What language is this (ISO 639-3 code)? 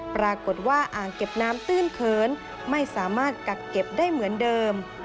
tha